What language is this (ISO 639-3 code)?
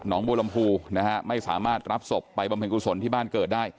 tha